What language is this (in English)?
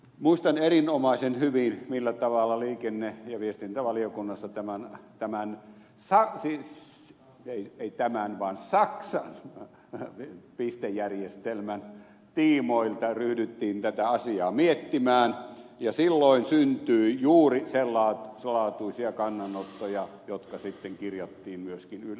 Finnish